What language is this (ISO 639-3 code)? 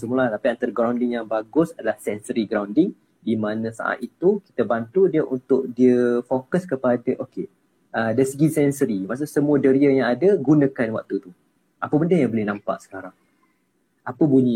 msa